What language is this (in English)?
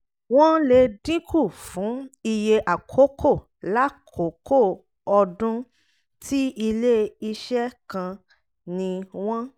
Yoruba